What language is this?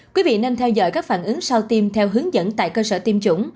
Vietnamese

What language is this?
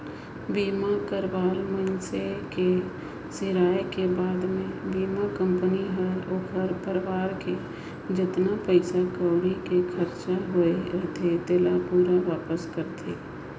Chhattisgarhi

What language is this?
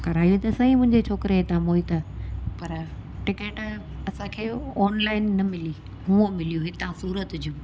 Sindhi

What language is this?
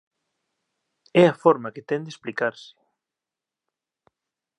Galician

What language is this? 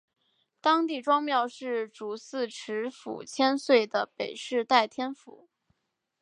Chinese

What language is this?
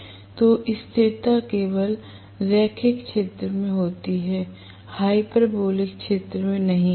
Hindi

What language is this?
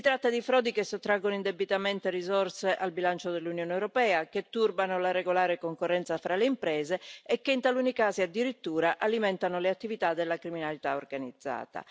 Italian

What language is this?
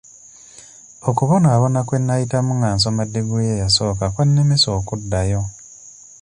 Ganda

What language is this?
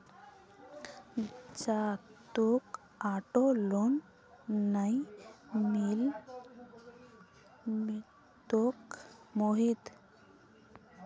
Magahi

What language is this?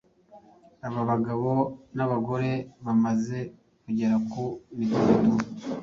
Kinyarwanda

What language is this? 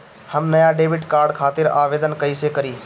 Bhojpuri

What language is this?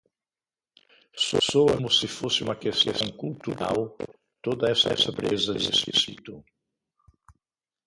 Portuguese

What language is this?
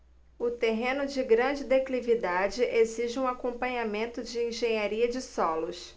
Portuguese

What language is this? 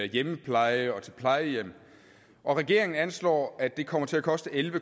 Danish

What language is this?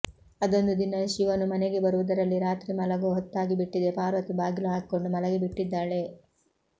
Kannada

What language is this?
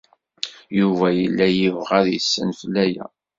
Kabyle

